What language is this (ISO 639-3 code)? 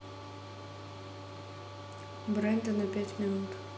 rus